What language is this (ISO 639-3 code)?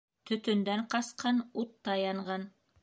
bak